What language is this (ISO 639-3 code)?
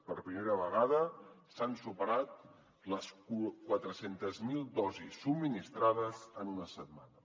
cat